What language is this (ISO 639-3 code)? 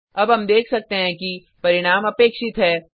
hin